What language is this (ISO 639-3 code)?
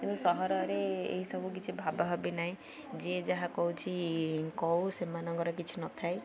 ori